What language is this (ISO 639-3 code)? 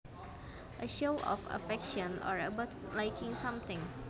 jav